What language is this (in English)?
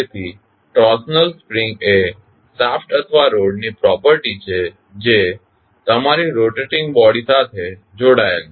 Gujarati